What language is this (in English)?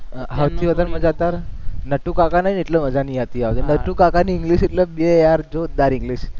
Gujarati